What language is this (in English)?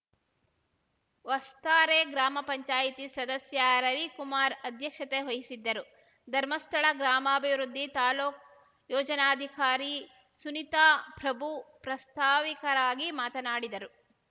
Kannada